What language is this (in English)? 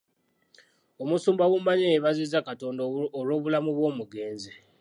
Ganda